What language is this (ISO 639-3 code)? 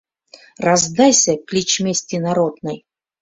chm